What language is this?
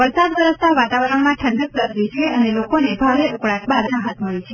Gujarati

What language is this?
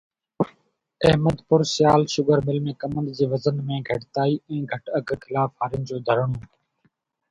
Sindhi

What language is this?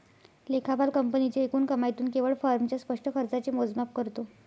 Marathi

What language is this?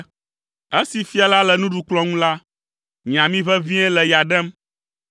Ewe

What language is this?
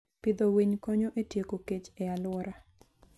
Luo (Kenya and Tanzania)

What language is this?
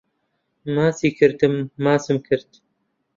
Central Kurdish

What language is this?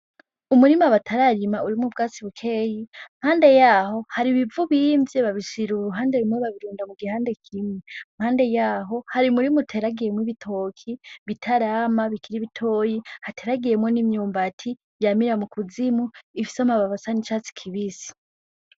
Rundi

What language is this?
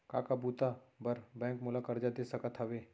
Chhattisgarhi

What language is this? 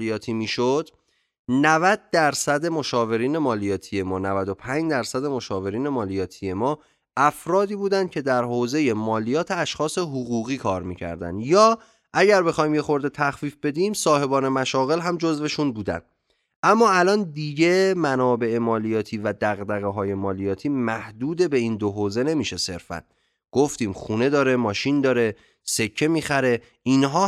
Persian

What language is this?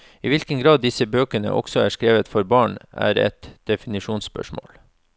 Norwegian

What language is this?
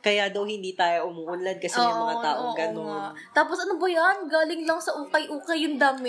Filipino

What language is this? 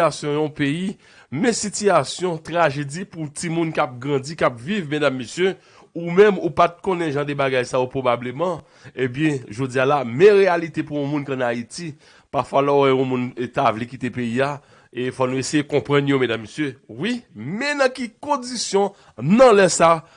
French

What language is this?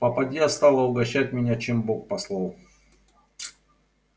Russian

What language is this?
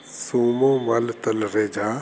Sindhi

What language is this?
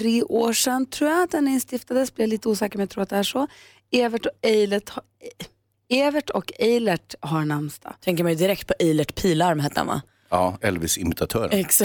Swedish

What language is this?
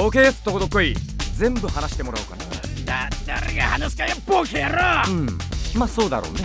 Japanese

